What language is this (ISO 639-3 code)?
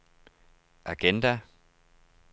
dan